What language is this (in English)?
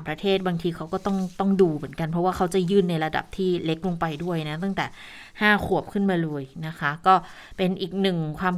Thai